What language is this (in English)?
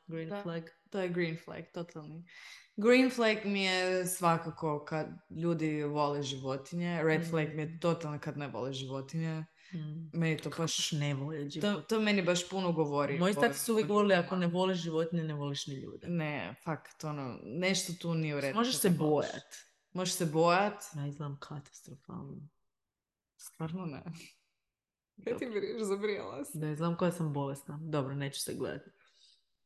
Croatian